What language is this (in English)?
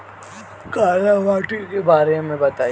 Bhojpuri